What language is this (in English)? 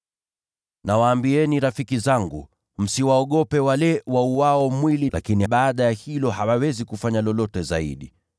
Swahili